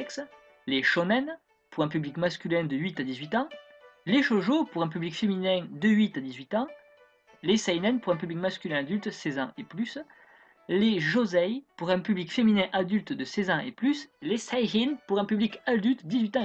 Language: French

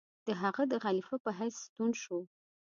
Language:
Pashto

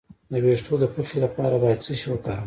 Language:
Pashto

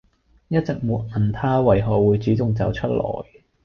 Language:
Cantonese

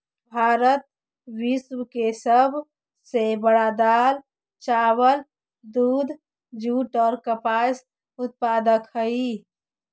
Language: Magahi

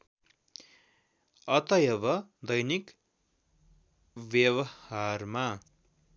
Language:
Nepali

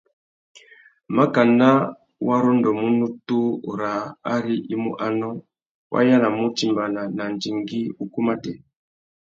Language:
Tuki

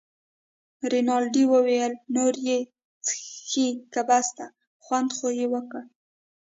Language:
Pashto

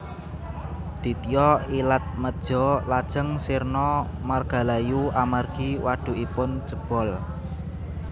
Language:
Javanese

